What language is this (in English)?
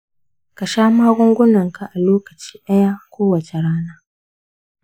Hausa